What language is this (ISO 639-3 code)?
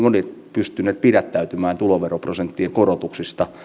fin